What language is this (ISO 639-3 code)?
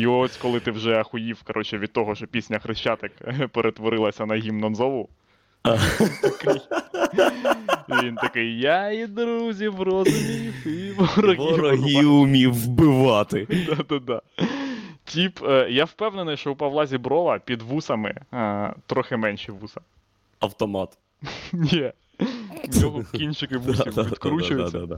ukr